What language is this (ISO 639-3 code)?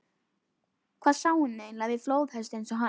isl